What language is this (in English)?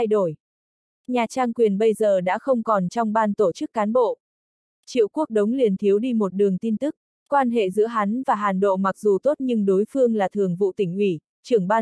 Vietnamese